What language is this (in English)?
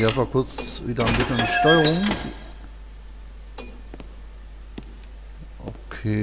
German